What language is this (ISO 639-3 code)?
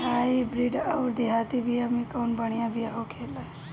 bho